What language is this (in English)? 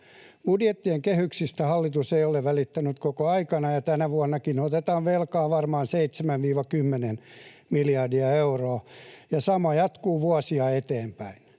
Finnish